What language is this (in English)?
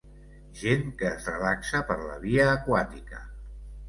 Catalan